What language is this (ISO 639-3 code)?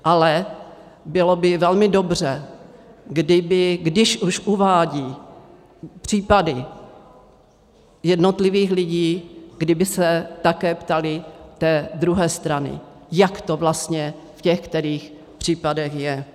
ces